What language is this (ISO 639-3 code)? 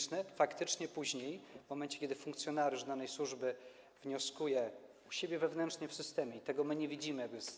pol